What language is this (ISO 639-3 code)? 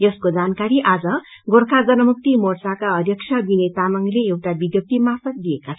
nep